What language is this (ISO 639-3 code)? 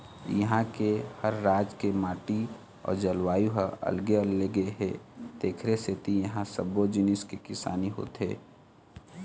hne